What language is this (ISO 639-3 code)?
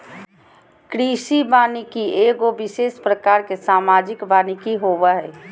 mag